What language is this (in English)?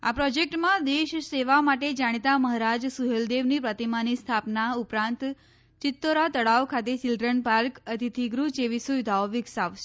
Gujarati